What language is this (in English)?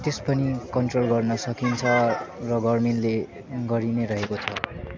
Nepali